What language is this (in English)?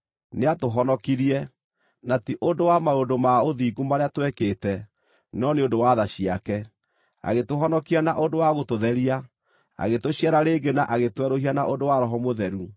Kikuyu